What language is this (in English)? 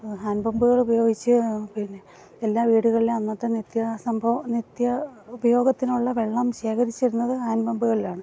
Malayalam